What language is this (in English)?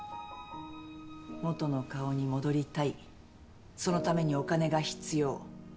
Japanese